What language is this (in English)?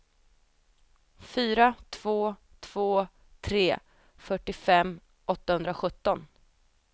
Swedish